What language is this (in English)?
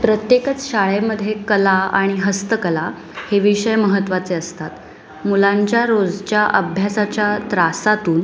Marathi